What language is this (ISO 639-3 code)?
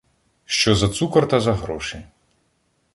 ukr